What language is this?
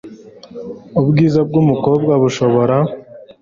Kinyarwanda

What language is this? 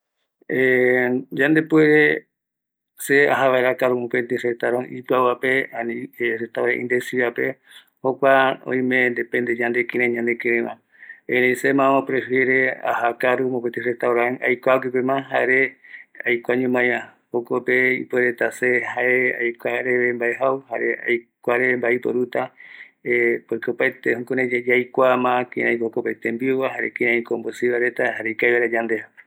Eastern Bolivian Guaraní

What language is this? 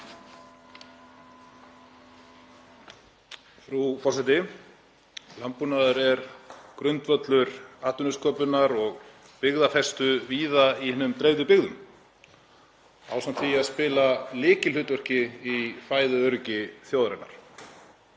Icelandic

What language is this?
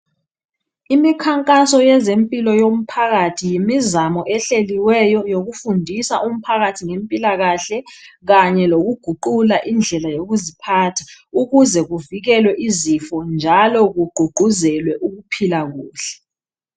North Ndebele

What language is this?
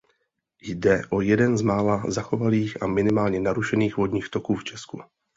Czech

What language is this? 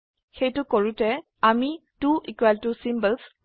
Assamese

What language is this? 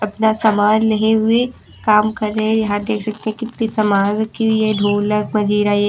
Hindi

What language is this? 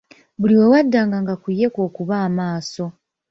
Ganda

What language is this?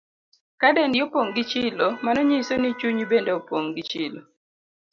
Luo (Kenya and Tanzania)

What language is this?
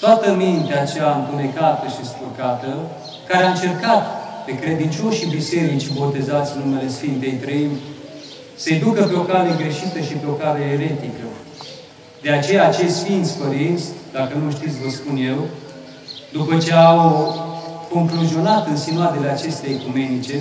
Romanian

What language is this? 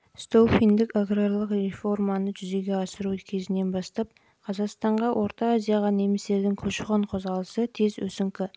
Kazakh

